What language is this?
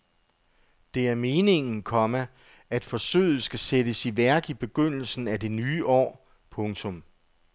Danish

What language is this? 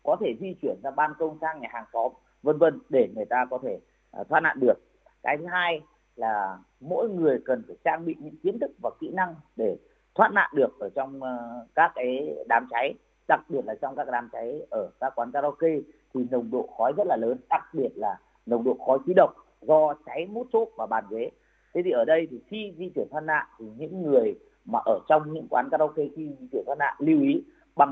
Vietnamese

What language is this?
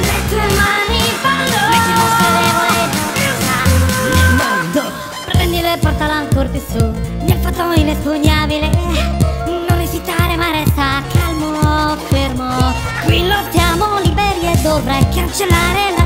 Italian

